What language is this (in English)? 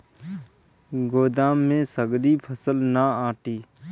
Bhojpuri